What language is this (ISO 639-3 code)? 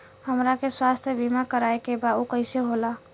bho